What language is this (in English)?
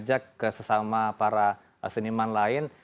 Indonesian